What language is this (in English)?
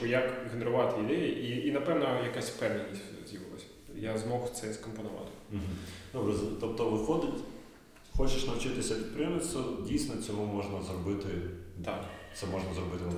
Ukrainian